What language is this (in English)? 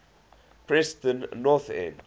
English